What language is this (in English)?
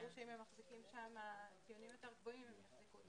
Hebrew